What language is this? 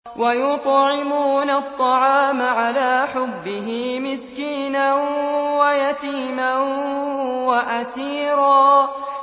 Arabic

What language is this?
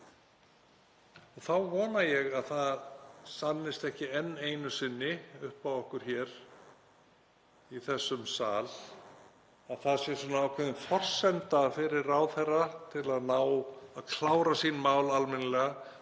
Icelandic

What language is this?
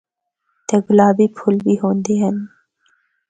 Northern Hindko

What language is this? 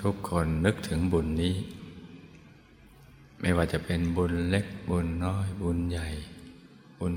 Thai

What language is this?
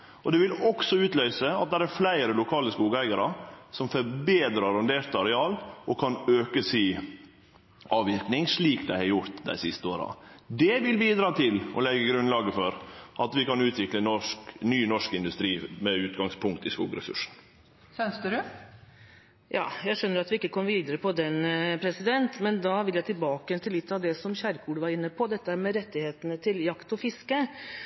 Norwegian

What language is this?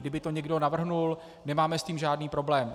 Czech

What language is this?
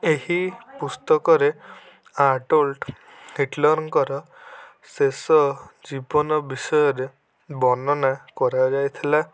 Odia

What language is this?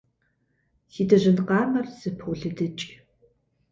Kabardian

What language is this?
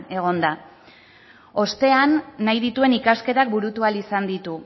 Basque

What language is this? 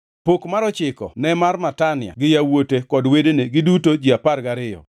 Luo (Kenya and Tanzania)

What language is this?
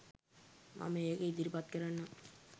Sinhala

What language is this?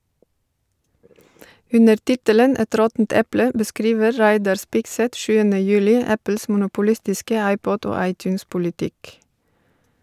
Norwegian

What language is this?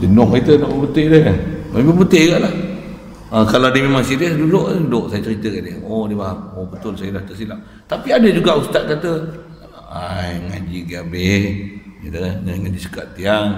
Malay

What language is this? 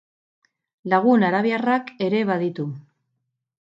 Basque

